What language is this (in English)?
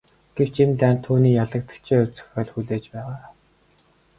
Mongolian